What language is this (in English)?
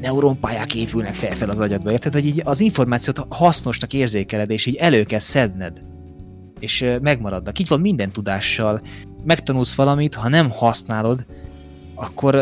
Hungarian